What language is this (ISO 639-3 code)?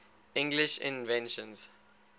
eng